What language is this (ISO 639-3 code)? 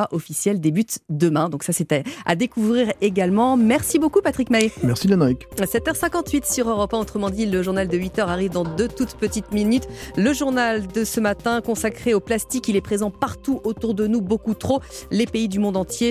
fra